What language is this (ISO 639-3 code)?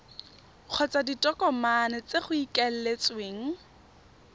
tsn